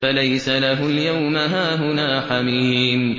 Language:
Arabic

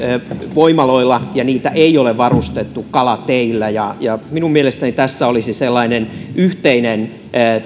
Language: Finnish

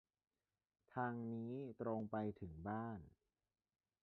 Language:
Thai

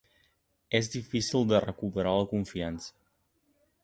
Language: Catalan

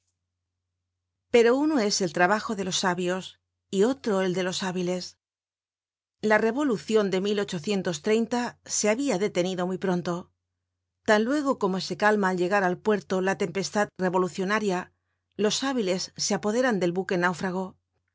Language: Spanish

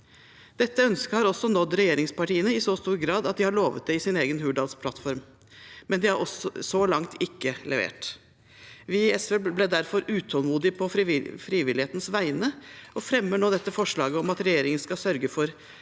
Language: Norwegian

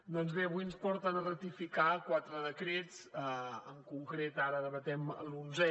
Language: Catalan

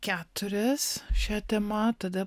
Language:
Lithuanian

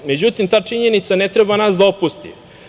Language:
Serbian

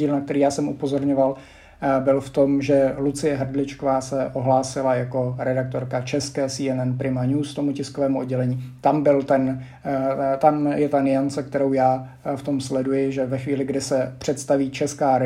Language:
Czech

